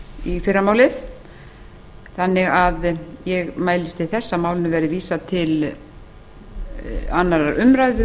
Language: Icelandic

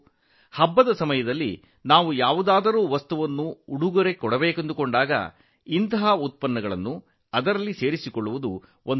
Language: Kannada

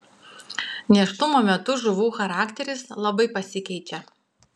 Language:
Lithuanian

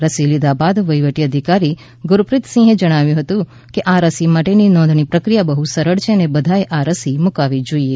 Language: Gujarati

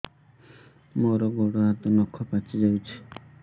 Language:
Odia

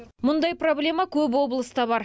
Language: Kazakh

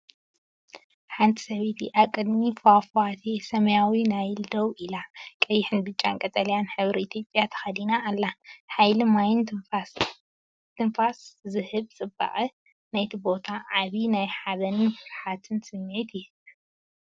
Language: Tigrinya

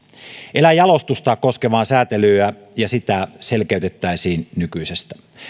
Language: Finnish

